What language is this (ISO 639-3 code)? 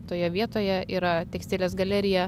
lit